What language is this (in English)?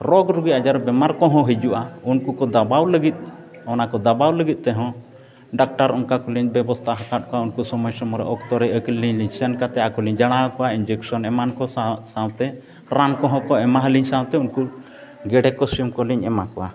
Santali